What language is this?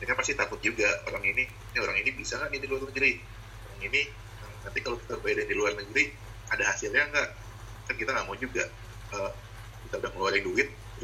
Indonesian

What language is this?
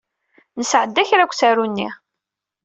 Kabyle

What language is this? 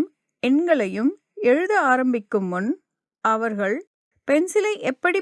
Tamil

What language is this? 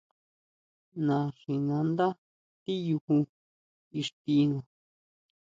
Huautla Mazatec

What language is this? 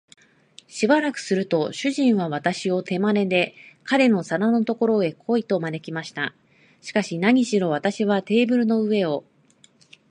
Japanese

